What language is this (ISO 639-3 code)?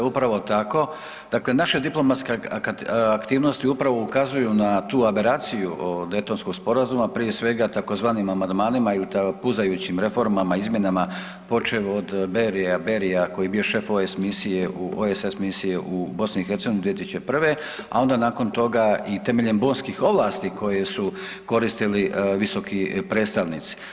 hrv